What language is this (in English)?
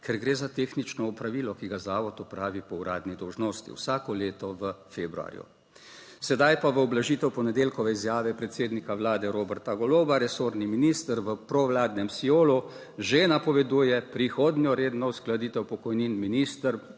Slovenian